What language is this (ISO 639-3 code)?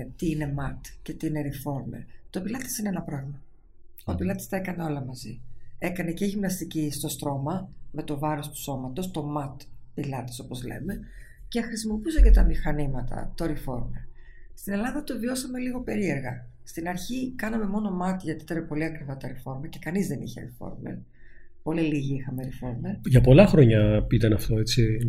ell